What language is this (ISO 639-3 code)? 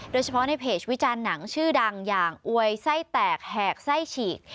tha